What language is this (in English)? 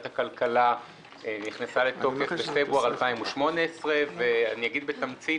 Hebrew